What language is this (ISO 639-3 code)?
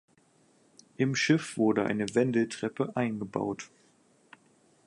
deu